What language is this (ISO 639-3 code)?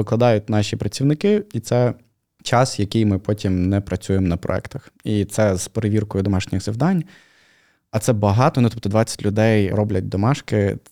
ukr